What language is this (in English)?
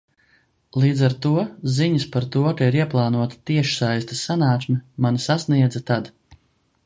Latvian